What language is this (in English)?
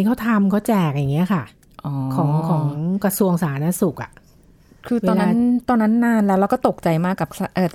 Thai